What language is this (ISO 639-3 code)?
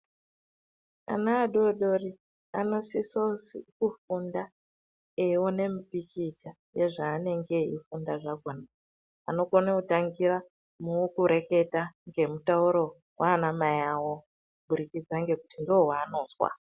ndc